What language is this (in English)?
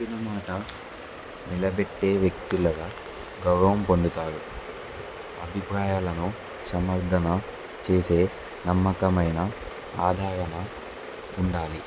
Telugu